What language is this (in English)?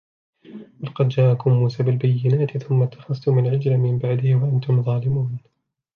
Arabic